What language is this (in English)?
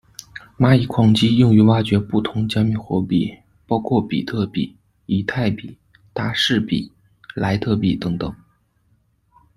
Chinese